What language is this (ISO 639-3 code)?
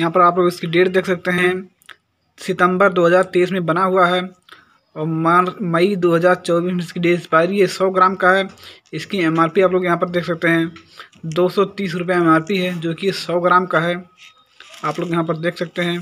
hin